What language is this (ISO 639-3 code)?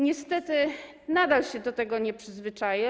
pol